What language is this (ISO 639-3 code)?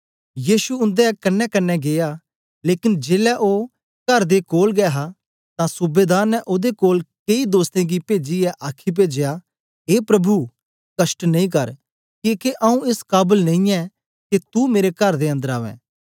doi